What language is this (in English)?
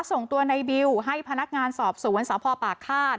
Thai